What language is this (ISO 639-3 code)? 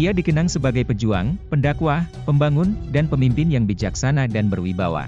ind